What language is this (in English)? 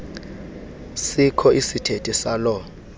Xhosa